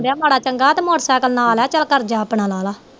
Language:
Punjabi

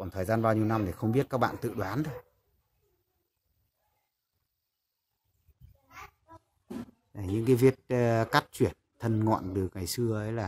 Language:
Vietnamese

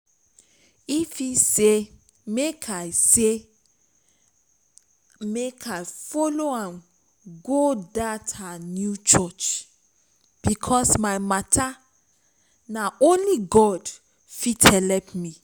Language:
Nigerian Pidgin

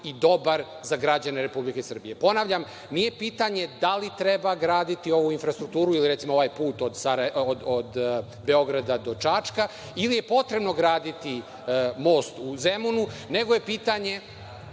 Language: Serbian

